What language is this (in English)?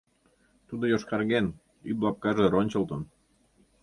Mari